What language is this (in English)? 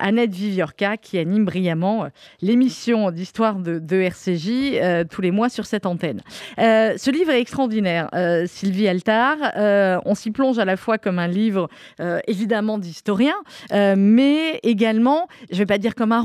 French